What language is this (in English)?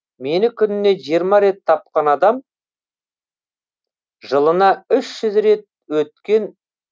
Kazakh